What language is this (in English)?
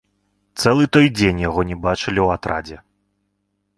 Belarusian